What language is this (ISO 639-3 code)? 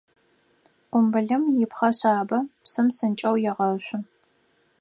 ady